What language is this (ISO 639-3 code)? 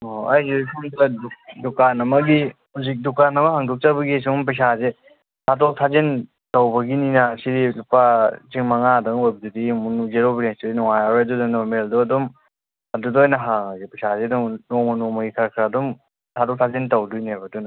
mni